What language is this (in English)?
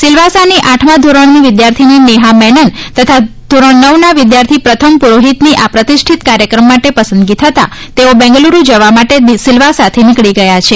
Gujarati